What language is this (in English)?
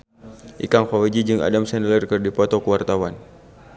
Sundanese